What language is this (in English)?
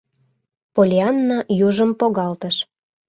Mari